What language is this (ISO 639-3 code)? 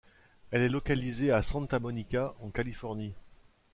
fra